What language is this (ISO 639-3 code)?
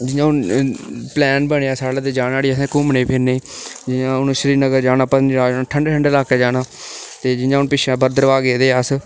doi